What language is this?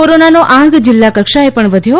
Gujarati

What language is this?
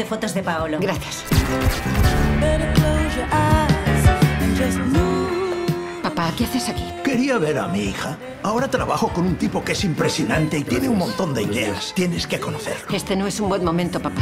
Spanish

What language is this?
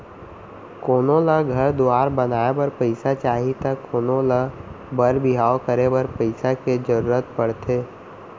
Chhattisgarhi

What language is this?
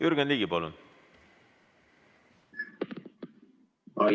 Estonian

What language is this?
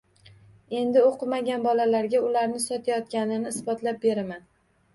Uzbek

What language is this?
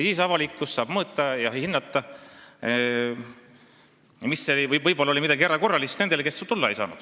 Estonian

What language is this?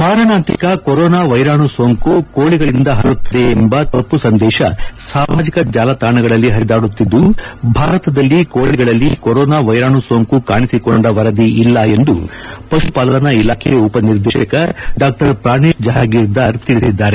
Kannada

